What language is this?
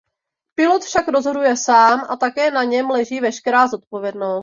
Czech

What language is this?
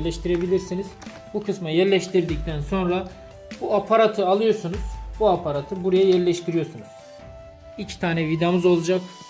Turkish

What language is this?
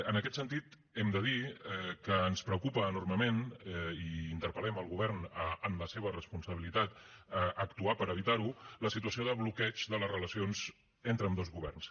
Catalan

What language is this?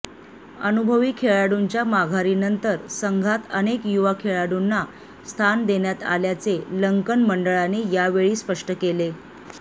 Marathi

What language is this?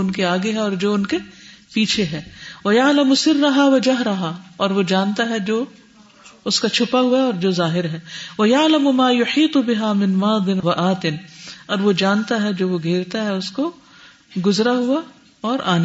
Urdu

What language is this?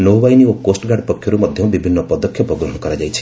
Odia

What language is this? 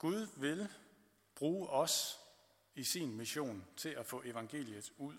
Danish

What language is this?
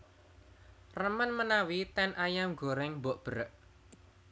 Javanese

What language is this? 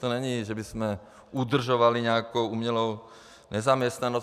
Czech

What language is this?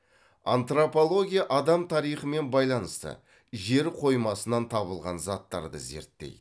Kazakh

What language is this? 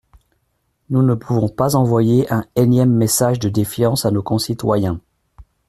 French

